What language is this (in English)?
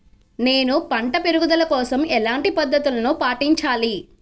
Telugu